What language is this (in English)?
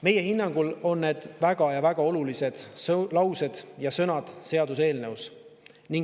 Estonian